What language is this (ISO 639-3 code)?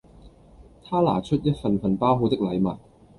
yue